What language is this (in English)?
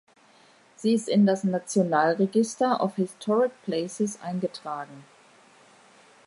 German